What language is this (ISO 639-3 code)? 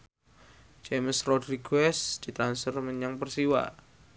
jav